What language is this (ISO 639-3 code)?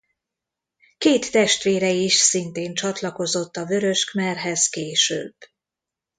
hun